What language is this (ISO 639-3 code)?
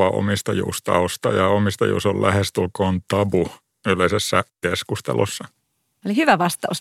fin